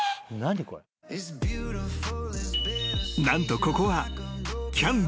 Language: Japanese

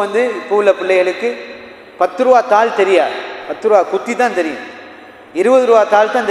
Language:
Arabic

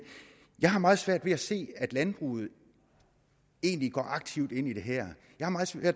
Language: Danish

